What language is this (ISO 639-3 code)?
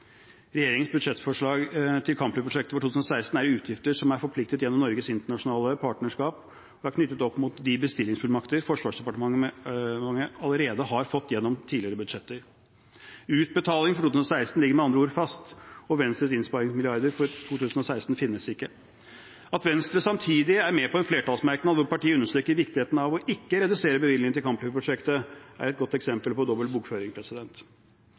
nob